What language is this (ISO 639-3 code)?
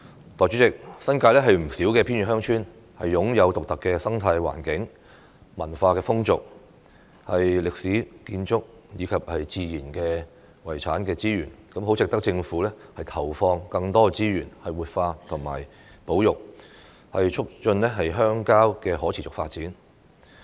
yue